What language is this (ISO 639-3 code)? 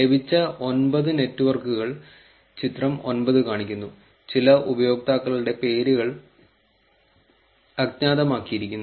mal